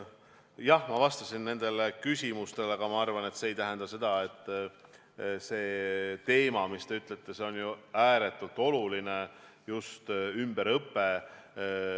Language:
Estonian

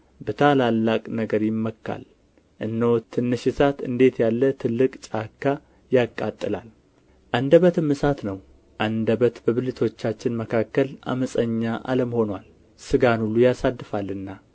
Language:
Amharic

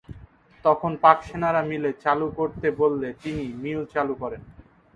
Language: Bangla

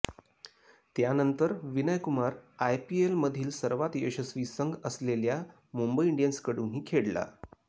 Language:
Marathi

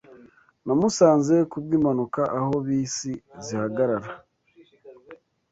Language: Kinyarwanda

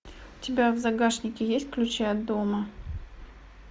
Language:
Russian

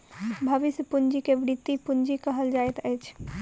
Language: Maithili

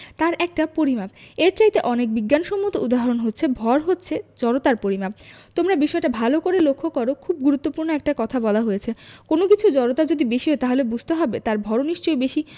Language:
Bangla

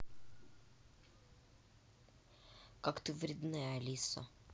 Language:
Russian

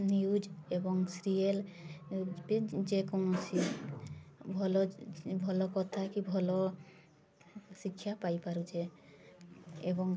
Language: Odia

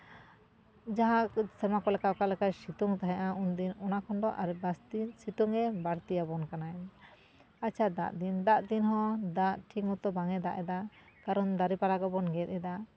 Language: Santali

